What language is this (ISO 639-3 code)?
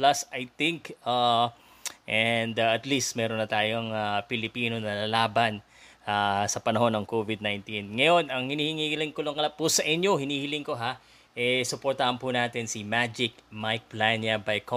fil